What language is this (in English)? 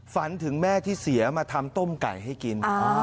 Thai